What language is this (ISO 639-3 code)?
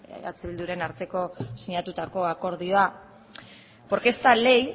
eus